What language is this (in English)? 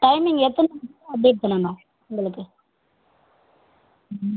Tamil